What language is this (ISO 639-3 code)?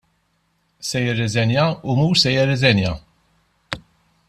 mlt